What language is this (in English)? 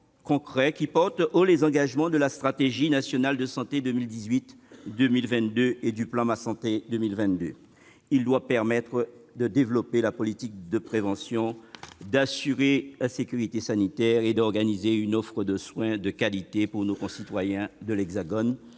French